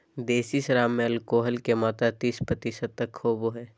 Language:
Magahi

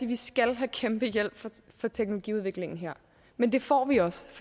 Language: Danish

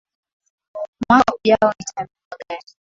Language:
Swahili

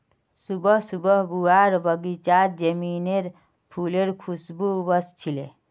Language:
Magahi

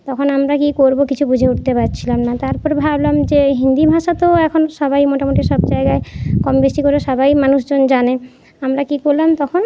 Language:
Bangla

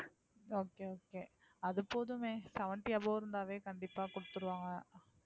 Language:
Tamil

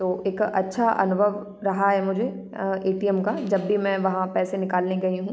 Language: Hindi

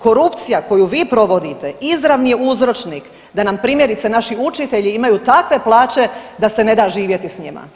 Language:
Croatian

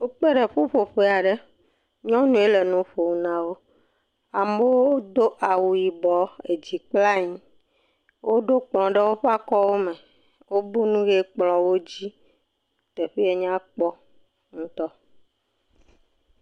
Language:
Ewe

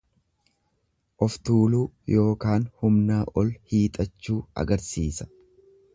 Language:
Oromo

